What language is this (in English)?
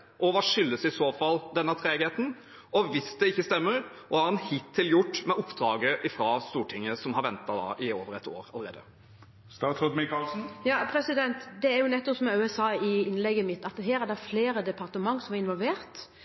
Norwegian Bokmål